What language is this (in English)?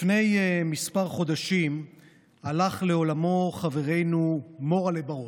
Hebrew